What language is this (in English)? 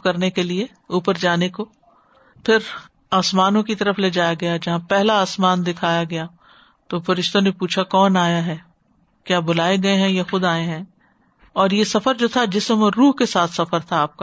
Urdu